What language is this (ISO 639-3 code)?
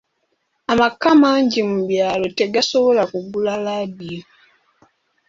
lug